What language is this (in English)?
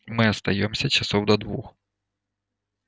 Russian